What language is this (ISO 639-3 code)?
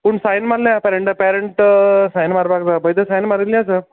kok